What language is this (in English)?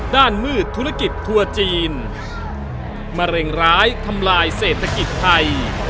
Thai